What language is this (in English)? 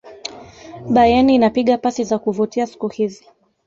Swahili